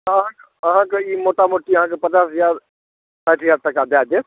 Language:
Maithili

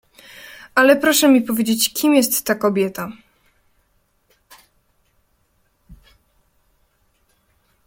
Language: Polish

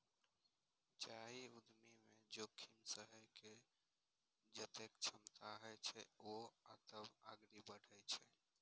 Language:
Maithili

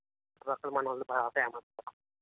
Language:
Telugu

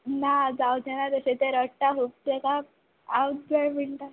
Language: Konkani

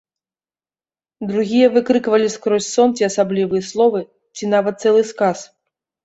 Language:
Belarusian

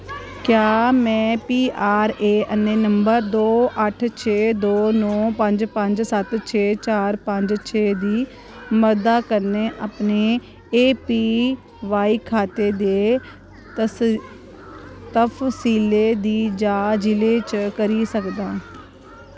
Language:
Dogri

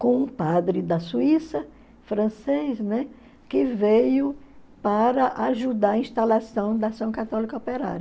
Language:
Portuguese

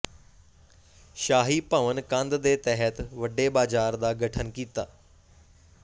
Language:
Punjabi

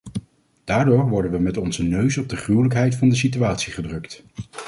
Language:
Dutch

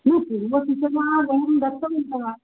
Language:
Sanskrit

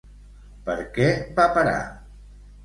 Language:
Catalan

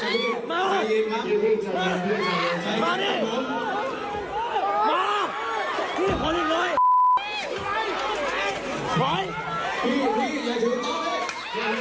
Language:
Thai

